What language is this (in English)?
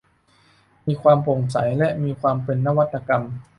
Thai